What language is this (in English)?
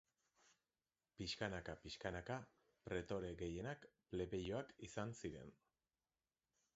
Basque